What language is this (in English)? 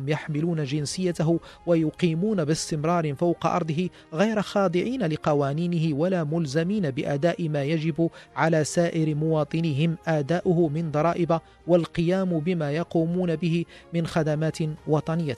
Arabic